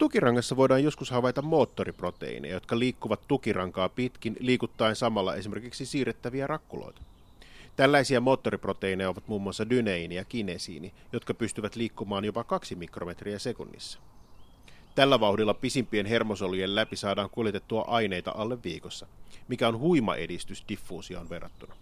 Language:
Finnish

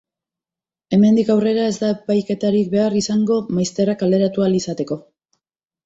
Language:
Basque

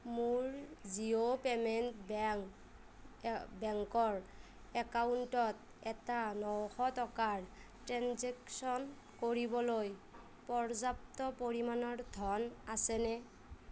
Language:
Assamese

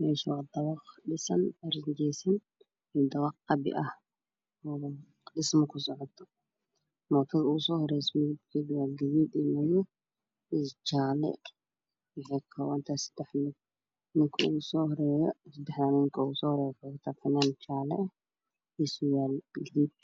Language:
Somali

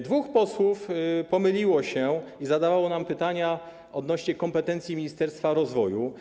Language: Polish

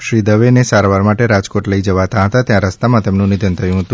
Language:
Gujarati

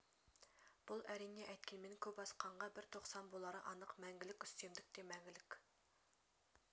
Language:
Kazakh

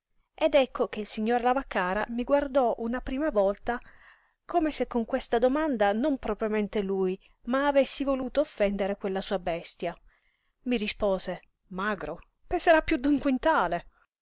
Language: Italian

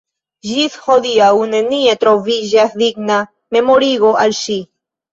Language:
Esperanto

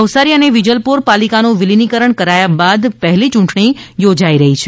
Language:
Gujarati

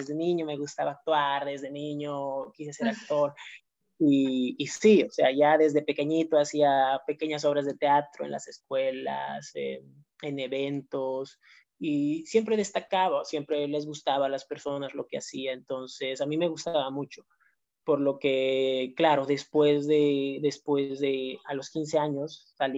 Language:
Spanish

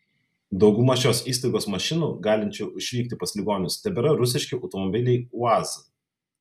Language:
Lithuanian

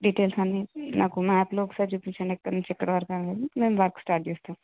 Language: Telugu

